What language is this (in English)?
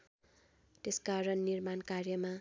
Nepali